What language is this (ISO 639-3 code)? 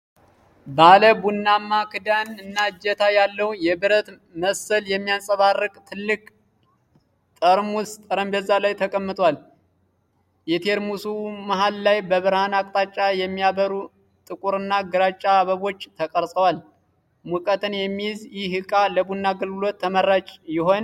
amh